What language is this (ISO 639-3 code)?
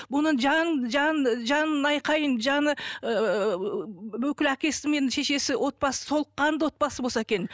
kaz